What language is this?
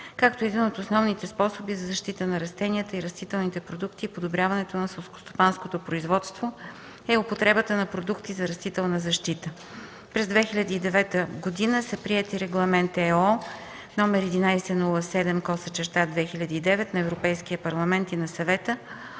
Bulgarian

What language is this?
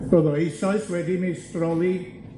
Welsh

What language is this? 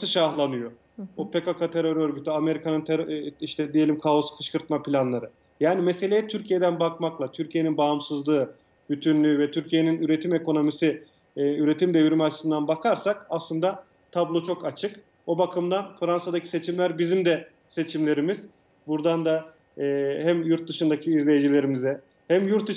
Turkish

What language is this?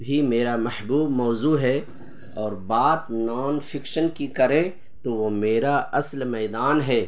Urdu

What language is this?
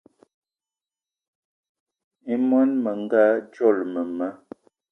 Eton (Cameroon)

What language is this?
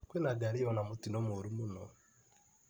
Kikuyu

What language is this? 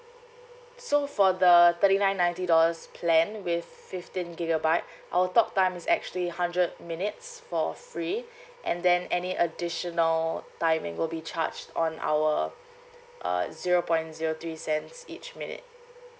English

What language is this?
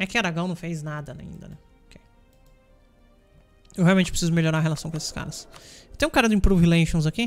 Portuguese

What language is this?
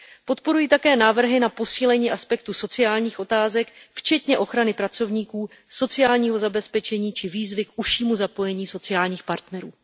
Czech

